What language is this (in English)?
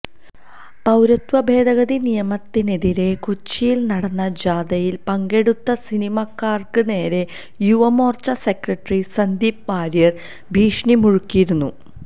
Malayalam